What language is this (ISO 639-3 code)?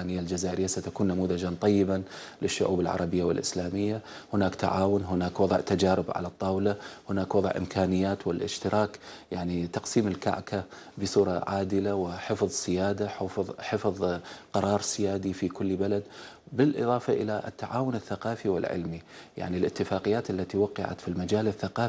ara